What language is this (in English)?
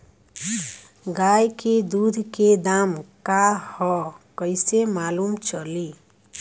Bhojpuri